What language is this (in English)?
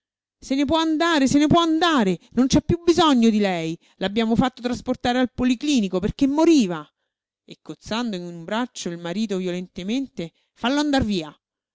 Italian